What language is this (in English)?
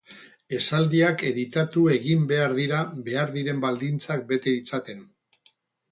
Basque